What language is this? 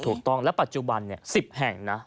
Thai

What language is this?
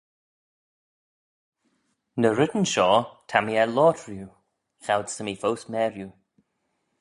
Manx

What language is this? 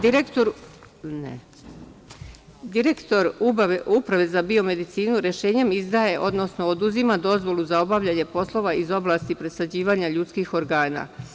Serbian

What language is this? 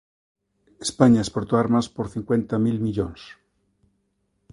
Galician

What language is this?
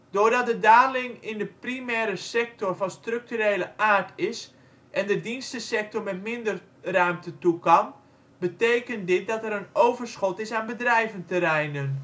Dutch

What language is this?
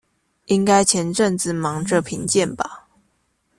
Chinese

